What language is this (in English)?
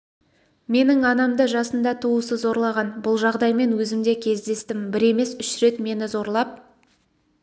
Kazakh